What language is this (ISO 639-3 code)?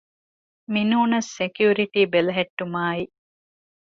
div